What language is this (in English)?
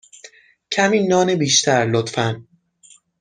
Persian